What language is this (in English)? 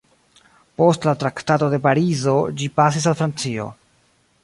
Esperanto